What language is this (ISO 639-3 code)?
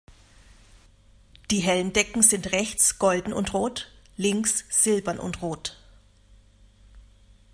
deu